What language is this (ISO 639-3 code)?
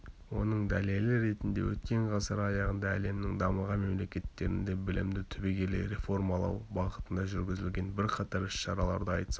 kaz